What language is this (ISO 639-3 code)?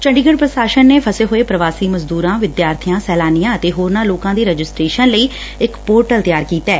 pan